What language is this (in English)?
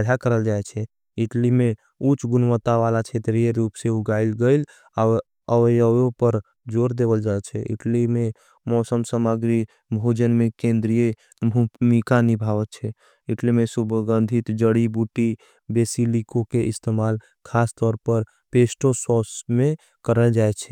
Angika